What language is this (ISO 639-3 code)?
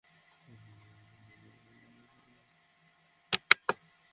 ben